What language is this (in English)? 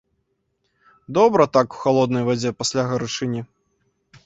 Belarusian